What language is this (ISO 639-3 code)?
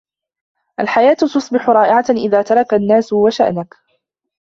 ara